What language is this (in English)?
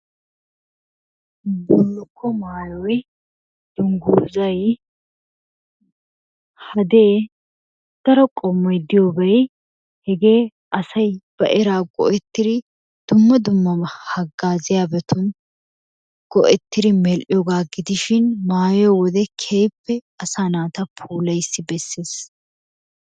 Wolaytta